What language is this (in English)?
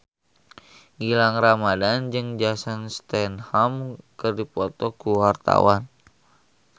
Sundanese